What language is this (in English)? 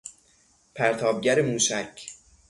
Persian